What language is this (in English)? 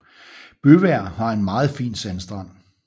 Danish